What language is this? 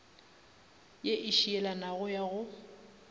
Northern Sotho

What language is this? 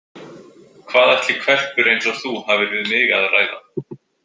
Icelandic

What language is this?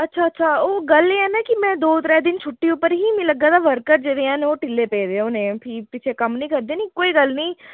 Dogri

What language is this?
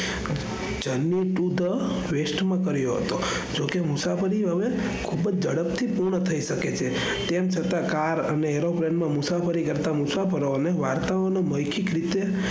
Gujarati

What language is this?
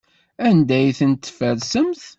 Kabyle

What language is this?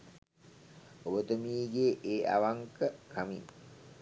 Sinhala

